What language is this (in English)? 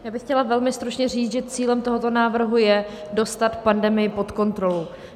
Czech